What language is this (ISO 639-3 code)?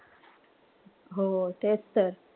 mar